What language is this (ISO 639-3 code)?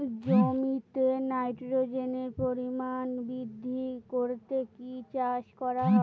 ben